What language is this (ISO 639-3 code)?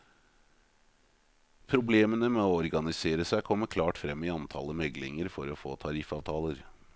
nor